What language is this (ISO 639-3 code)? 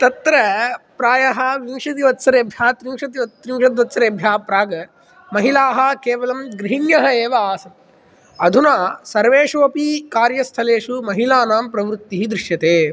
san